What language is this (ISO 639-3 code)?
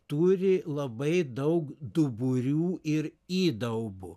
lit